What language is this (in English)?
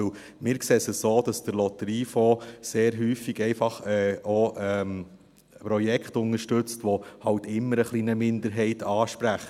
Swiss German